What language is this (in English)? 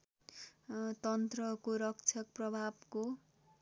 Nepali